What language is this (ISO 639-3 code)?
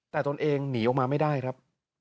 tha